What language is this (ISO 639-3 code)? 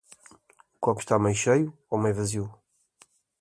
por